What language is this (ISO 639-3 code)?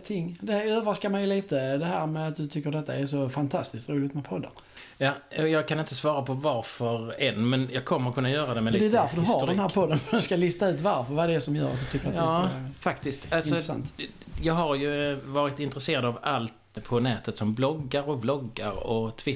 swe